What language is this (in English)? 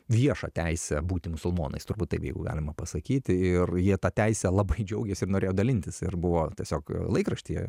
Lithuanian